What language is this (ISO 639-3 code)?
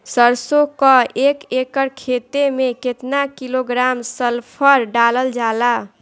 bho